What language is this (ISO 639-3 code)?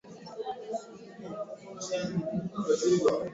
swa